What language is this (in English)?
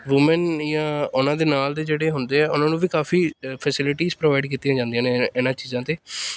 Punjabi